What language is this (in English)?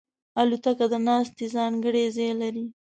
Pashto